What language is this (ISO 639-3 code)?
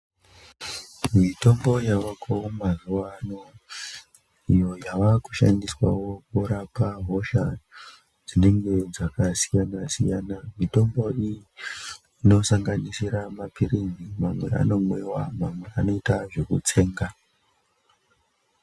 ndc